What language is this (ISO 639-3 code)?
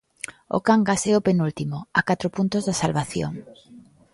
glg